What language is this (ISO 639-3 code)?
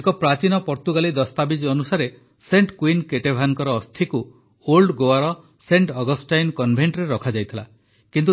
ori